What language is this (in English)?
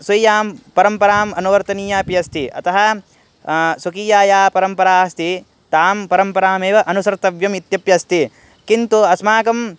Sanskrit